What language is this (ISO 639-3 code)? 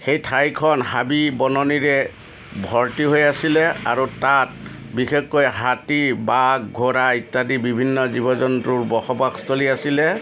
asm